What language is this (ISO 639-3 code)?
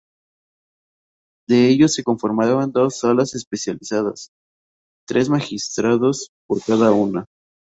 spa